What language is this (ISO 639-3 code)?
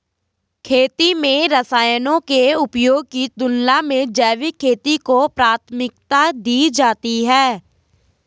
hin